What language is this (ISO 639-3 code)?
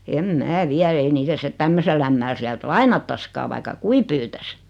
fin